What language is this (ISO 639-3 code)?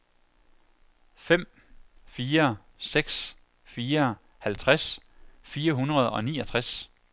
dan